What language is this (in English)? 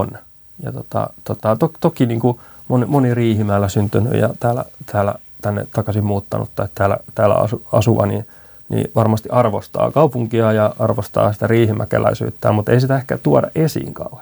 Finnish